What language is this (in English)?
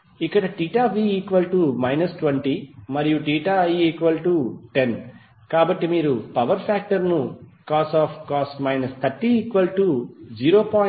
Telugu